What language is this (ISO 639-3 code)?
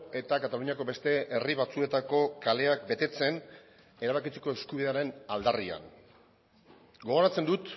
eus